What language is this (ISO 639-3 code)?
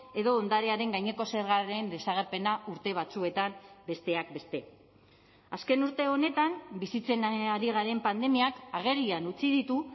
eus